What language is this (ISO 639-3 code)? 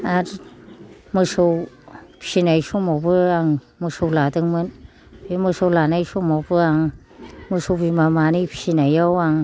brx